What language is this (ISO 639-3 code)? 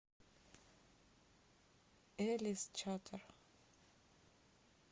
rus